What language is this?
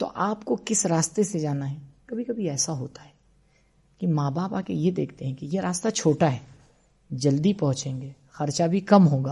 Urdu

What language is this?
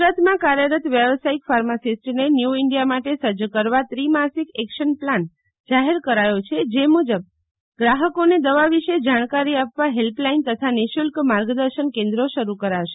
Gujarati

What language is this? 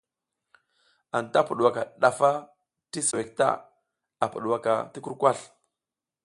South Giziga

